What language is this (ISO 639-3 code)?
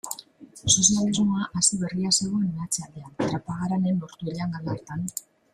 eus